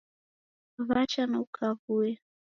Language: Taita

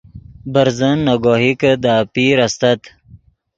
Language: Yidgha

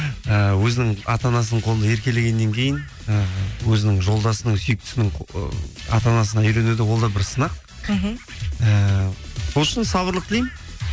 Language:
Kazakh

